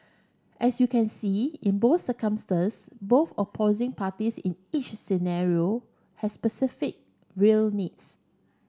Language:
English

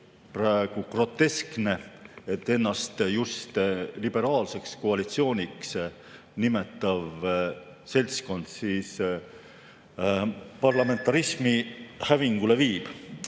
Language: Estonian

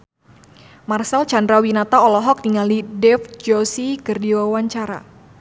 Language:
Sundanese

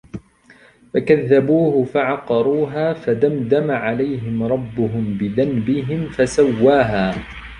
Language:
Arabic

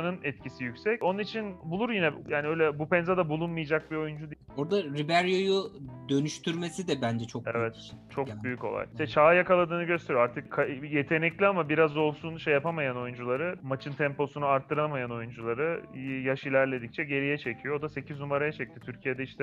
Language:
Turkish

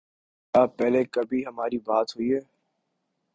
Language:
Urdu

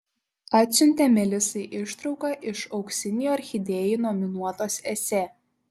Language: Lithuanian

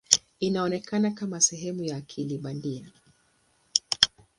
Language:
Swahili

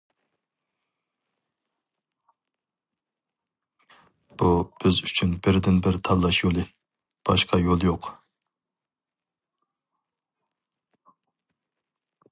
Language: Uyghur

